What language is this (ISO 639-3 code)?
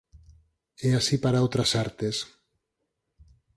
glg